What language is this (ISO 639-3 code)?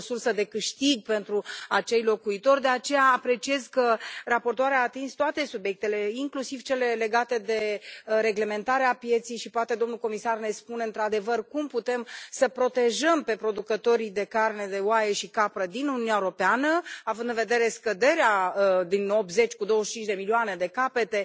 ron